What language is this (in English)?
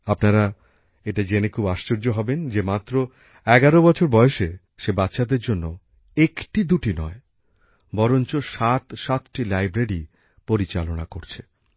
Bangla